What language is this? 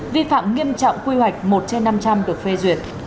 Vietnamese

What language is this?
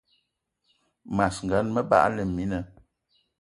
Eton (Cameroon)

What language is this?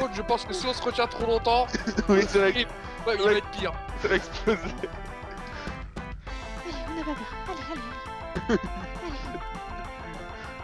French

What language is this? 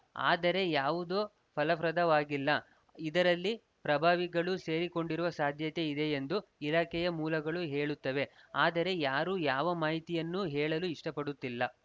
Kannada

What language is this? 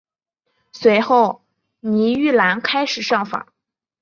Chinese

